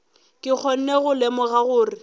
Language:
Northern Sotho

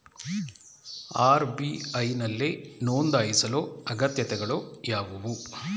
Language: Kannada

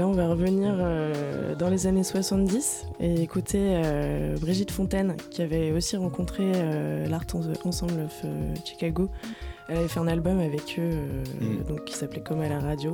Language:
French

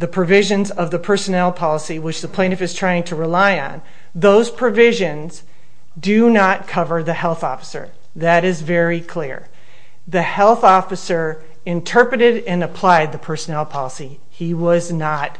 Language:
English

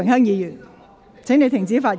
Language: Cantonese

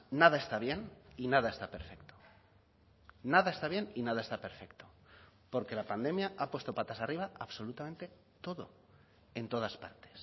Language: Spanish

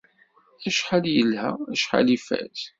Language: Kabyle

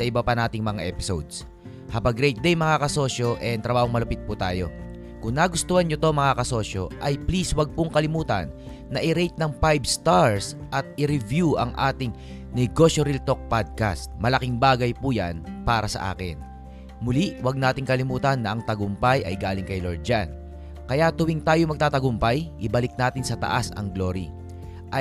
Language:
Filipino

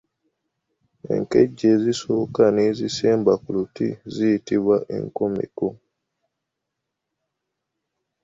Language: Ganda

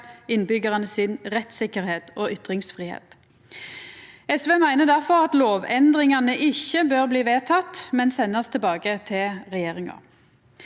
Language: Norwegian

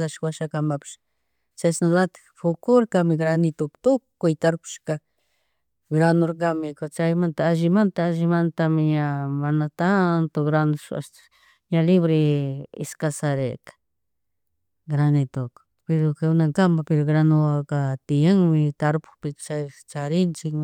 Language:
Chimborazo Highland Quichua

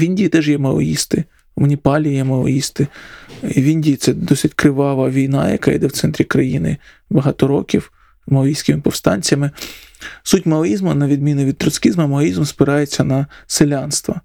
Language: Ukrainian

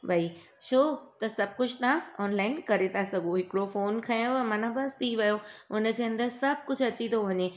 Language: Sindhi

